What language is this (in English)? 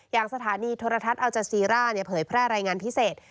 Thai